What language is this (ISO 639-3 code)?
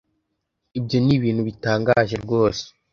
kin